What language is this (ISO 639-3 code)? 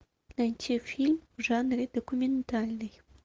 rus